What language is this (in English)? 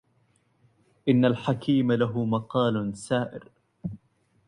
Arabic